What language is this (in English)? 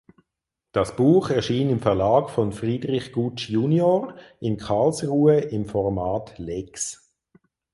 German